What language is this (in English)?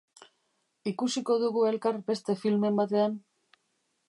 Basque